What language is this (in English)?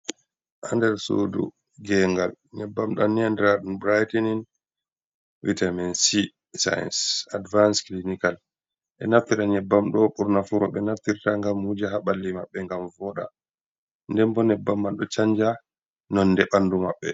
Fula